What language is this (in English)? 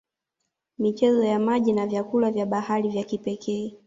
Swahili